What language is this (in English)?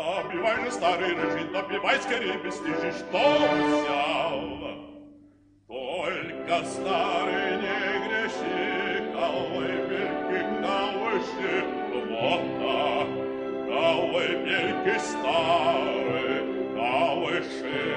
Bulgarian